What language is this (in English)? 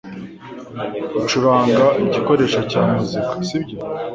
Kinyarwanda